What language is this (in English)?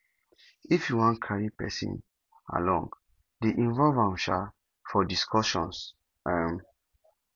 Nigerian Pidgin